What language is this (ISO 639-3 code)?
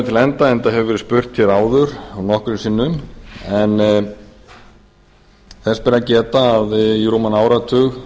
isl